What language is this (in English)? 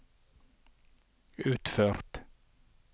Norwegian